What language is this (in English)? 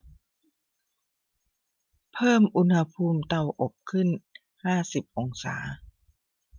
Thai